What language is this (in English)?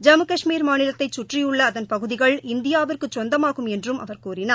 Tamil